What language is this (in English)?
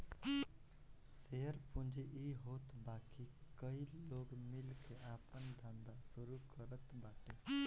Bhojpuri